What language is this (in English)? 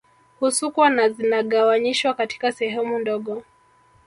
Swahili